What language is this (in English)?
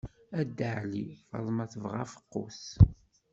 Kabyle